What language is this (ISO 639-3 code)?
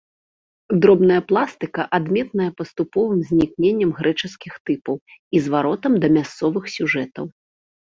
bel